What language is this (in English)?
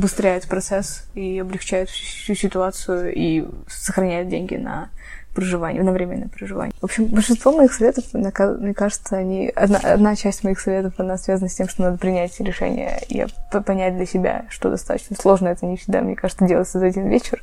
Russian